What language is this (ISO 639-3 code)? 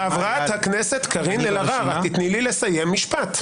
heb